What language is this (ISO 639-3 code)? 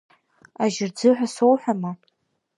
abk